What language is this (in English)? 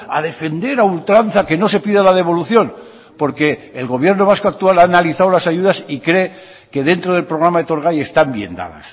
Spanish